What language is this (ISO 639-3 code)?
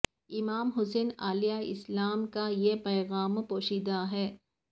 urd